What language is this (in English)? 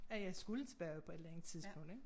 Danish